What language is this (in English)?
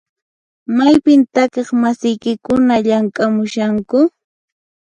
Puno Quechua